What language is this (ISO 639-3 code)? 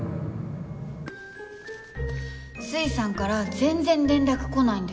jpn